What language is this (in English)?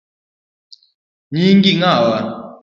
Luo (Kenya and Tanzania)